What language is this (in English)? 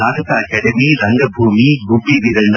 Kannada